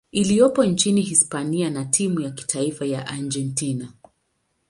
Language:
Swahili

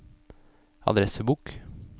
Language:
Norwegian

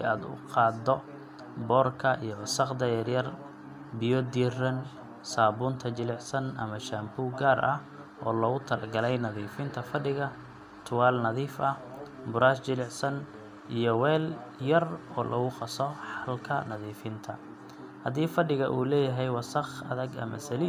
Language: Somali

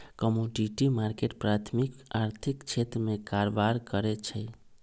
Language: Magahi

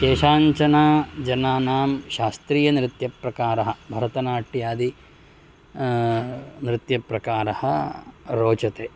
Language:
Sanskrit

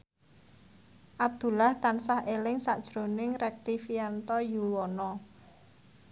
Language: Javanese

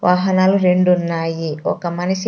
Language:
Telugu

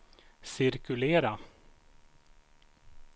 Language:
Swedish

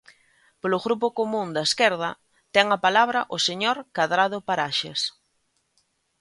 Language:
Galician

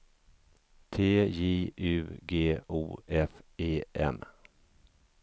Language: Swedish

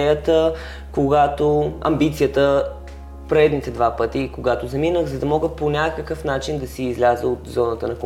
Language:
Bulgarian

